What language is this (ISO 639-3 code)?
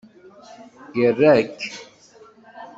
kab